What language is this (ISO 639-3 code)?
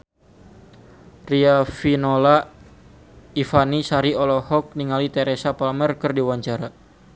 sun